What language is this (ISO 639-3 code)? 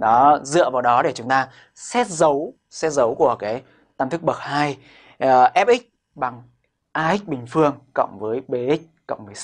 vie